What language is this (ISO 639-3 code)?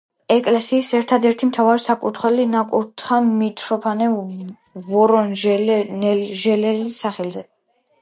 kat